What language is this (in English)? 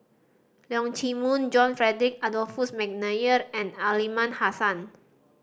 English